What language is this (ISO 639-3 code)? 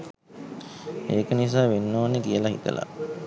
sin